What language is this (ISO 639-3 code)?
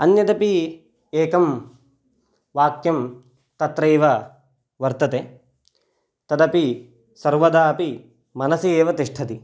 san